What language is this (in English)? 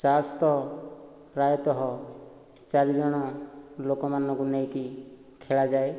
Odia